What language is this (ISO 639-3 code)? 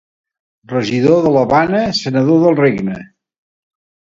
cat